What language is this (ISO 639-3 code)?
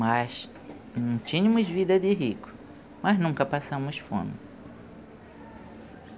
por